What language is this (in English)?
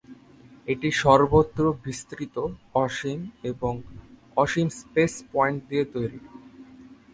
Bangla